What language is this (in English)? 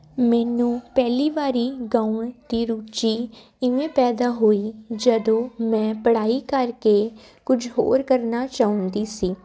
Punjabi